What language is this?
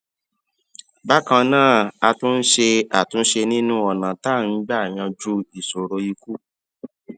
Yoruba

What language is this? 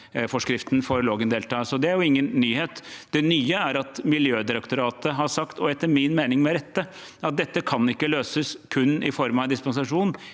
Norwegian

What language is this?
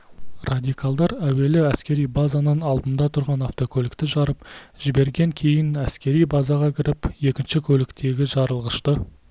Kazakh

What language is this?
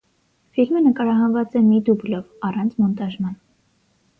Armenian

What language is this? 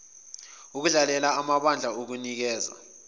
Zulu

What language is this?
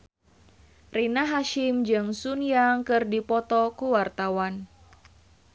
Sundanese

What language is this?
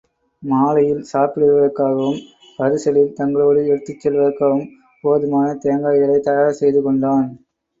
Tamil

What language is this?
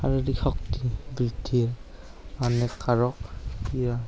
Assamese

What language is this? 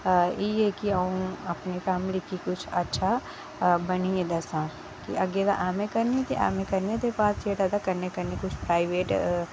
Dogri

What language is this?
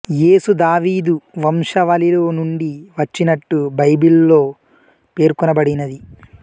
Telugu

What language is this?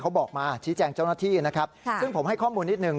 Thai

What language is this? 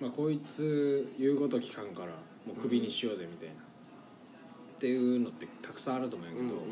Japanese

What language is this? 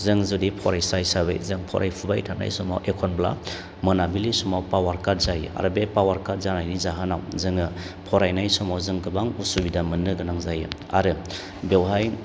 Bodo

